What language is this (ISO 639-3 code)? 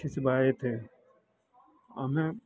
hin